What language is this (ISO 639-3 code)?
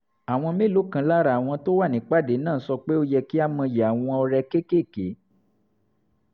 yor